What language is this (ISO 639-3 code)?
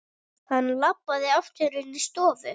isl